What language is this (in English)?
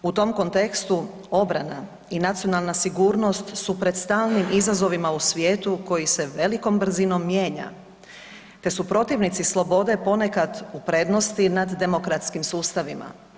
Croatian